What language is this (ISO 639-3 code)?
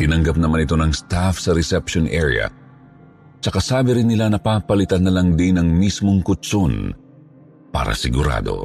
fil